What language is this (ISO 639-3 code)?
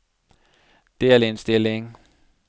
nor